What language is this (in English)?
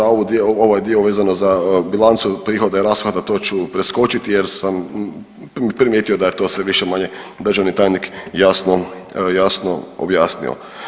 Croatian